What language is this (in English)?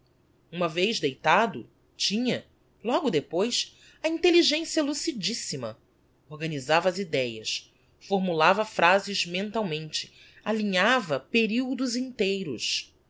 Portuguese